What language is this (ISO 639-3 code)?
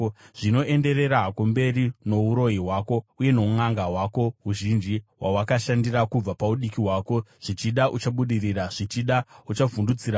sna